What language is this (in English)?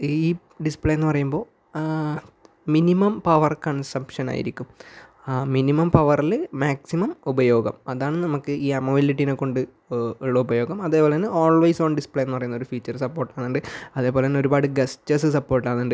Malayalam